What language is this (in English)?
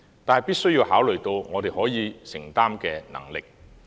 Cantonese